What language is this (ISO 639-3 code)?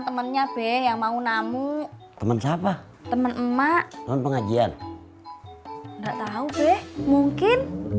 ind